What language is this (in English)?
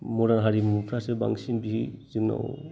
Bodo